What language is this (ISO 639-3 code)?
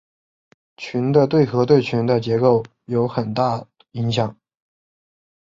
zho